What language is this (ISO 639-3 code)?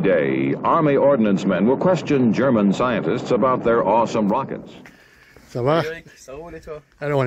fra